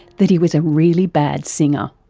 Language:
English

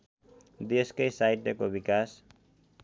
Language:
Nepali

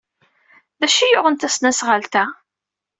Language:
Kabyle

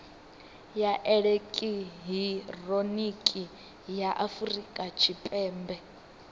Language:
Venda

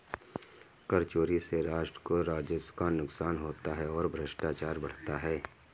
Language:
Hindi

